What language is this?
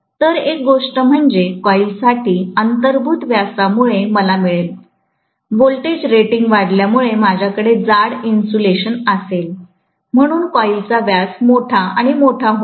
Marathi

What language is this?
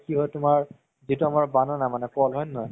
Assamese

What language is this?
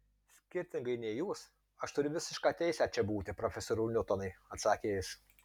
Lithuanian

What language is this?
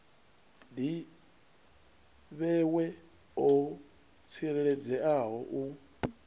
Venda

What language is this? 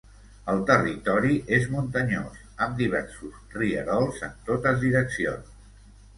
Catalan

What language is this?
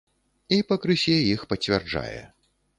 Belarusian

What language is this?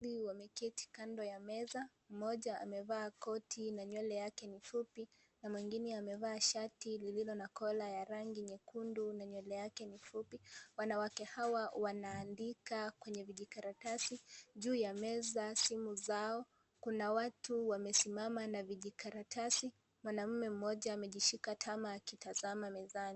Swahili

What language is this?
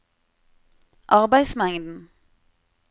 Norwegian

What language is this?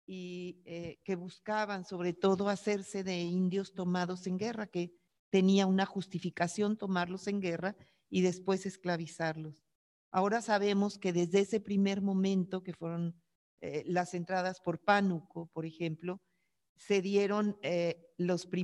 Spanish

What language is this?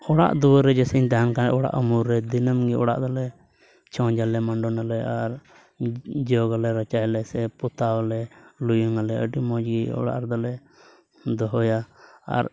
Santali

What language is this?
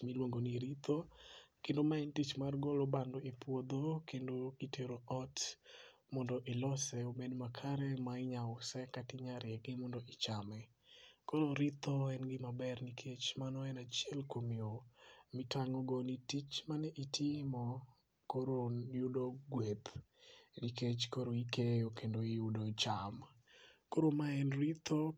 Luo (Kenya and Tanzania)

